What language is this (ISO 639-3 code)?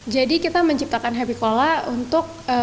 ind